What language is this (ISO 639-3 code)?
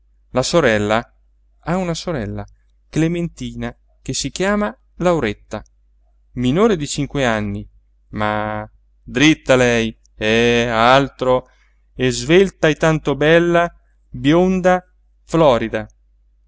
ita